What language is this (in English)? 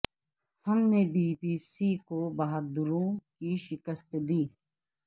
Urdu